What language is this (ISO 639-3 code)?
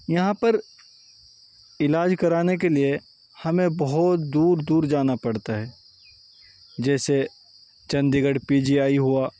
urd